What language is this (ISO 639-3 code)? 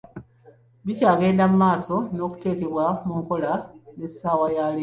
lug